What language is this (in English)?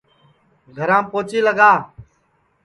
Sansi